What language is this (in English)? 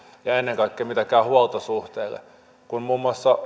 Finnish